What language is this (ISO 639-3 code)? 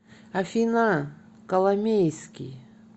rus